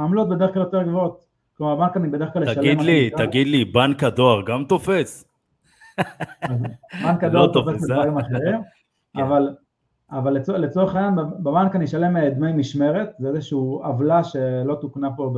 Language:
Hebrew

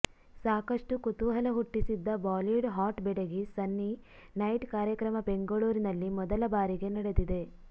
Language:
Kannada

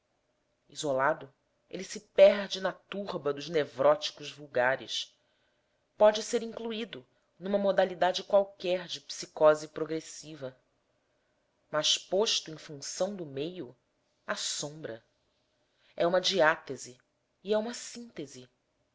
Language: Portuguese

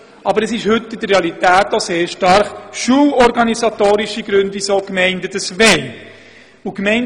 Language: Swiss German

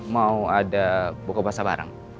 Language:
Indonesian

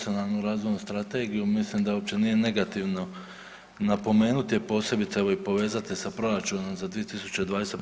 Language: Croatian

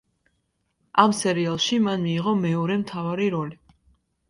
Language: Georgian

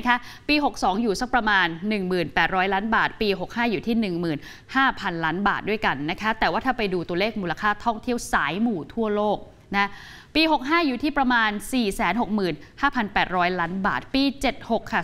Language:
Thai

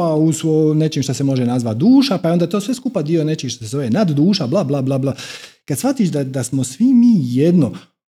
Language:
Croatian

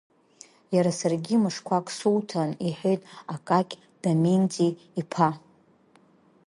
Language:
Abkhazian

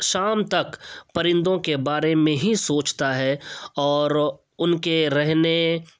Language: Urdu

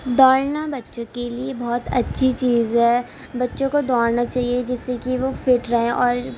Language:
Urdu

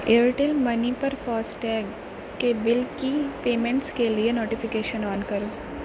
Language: Urdu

